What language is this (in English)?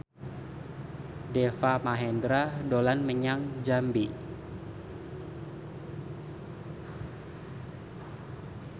Javanese